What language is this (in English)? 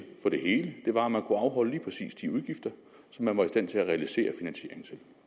Danish